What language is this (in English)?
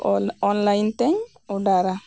Santali